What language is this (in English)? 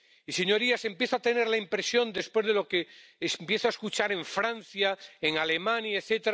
Spanish